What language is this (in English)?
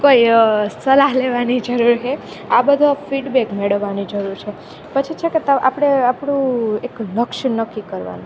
Gujarati